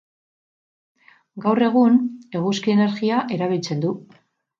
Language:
Basque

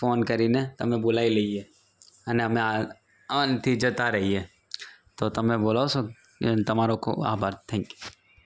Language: Gujarati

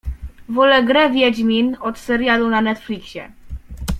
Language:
Polish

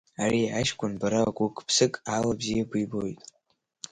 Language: Abkhazian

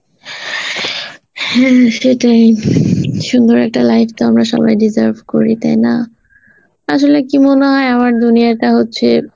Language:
Bangla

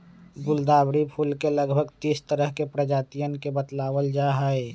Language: Magahi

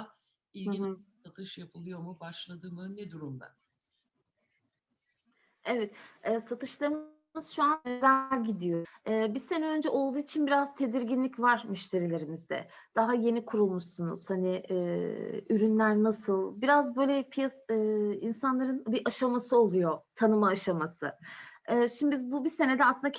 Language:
Turkish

